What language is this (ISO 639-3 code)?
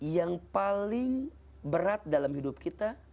ind